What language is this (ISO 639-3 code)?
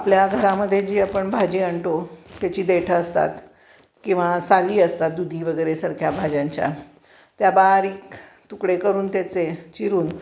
mar